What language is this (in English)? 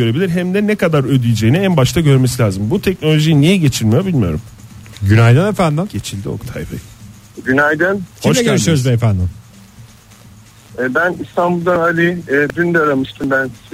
Turkish